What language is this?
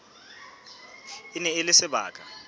Southern Sotho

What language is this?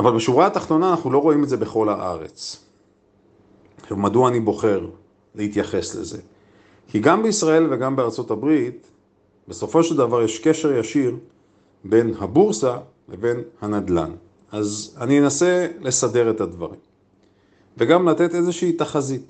Hebrew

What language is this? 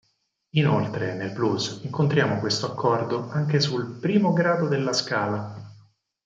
Italian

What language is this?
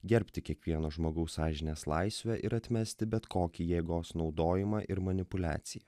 Lithuanian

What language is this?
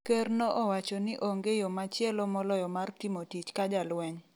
Luo (Kenya and Tanzania)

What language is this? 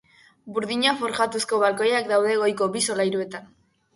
Basque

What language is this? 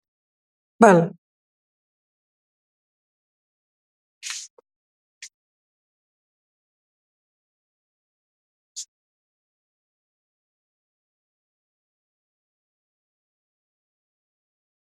Wolof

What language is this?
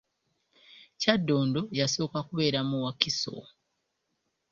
Ganda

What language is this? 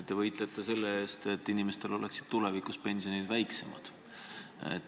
Estonian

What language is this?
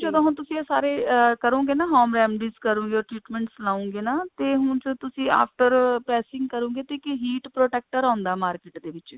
Punjabi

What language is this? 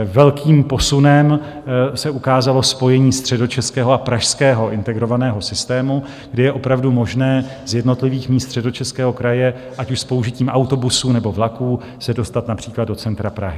Czech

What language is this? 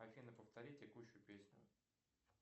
Russian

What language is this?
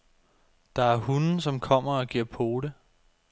Danish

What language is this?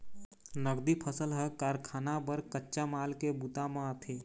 Chhattisgarhi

